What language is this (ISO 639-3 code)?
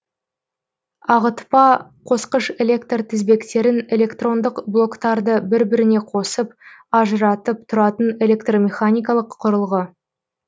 kaz